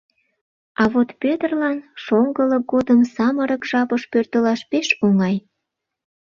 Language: Mari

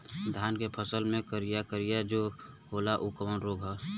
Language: Bhojpuri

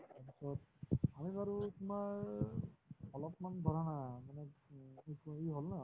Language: Assamese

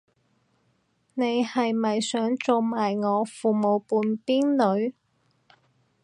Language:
Cantonese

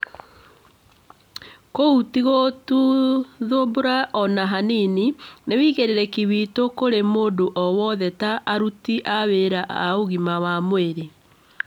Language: Kikuyu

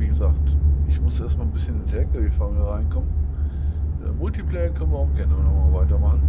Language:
German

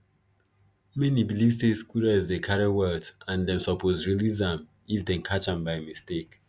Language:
Nigerian Pidgin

